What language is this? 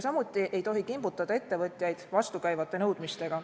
Estonian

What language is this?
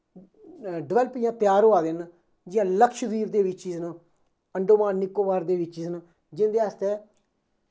Dogri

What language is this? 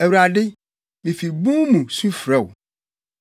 Akan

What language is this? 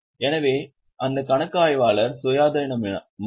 Tamil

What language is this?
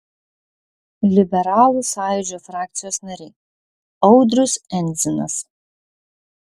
Lithuanian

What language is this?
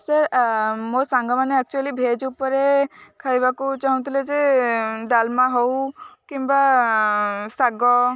Odia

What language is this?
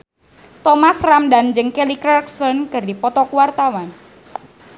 Sundanese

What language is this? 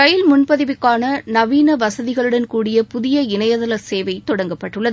Tamil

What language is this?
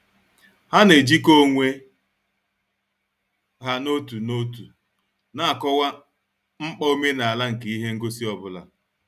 Igbo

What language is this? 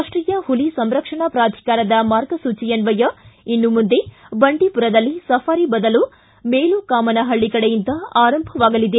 Kannada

